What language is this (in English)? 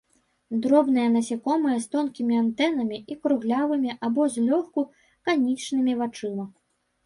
Belarusian